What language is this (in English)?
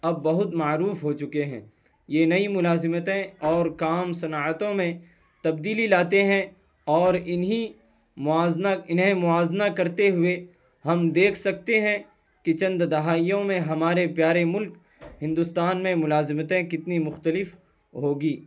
Urdu